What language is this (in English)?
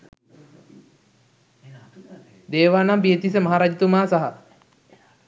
Sinhala